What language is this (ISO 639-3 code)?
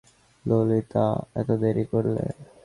ben